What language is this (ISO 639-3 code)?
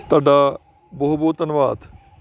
pan